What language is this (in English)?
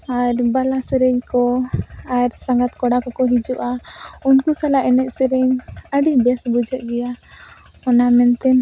Santali